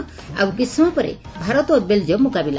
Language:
Odia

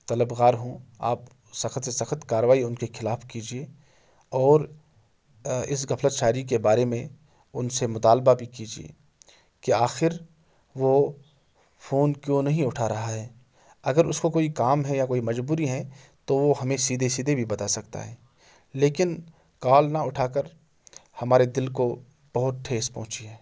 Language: Urdu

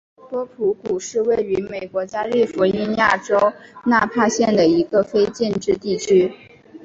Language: Chinese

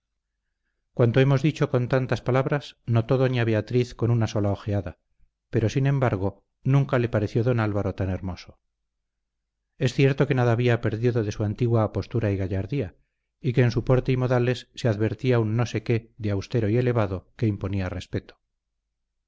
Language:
Spanish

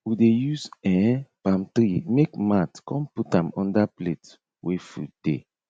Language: Nigerian Pidgin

